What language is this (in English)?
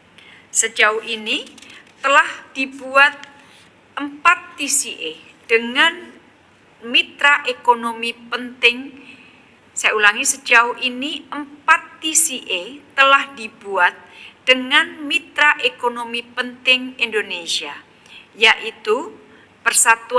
Indonesian